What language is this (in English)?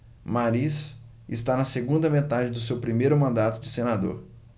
Portuguese